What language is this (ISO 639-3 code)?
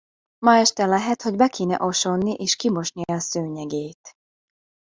hun